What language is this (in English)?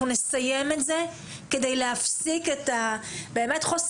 Hebrew